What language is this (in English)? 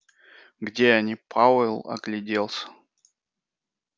Russian